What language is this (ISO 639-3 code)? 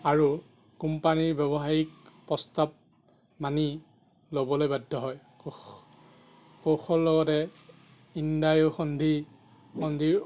asm